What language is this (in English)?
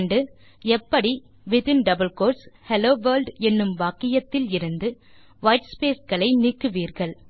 Tamil